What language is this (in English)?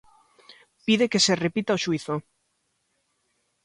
Galician